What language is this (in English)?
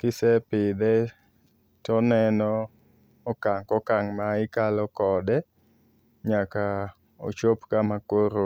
Luo (Kenya and Tanzania)